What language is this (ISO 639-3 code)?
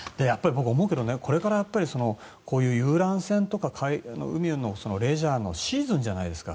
jpn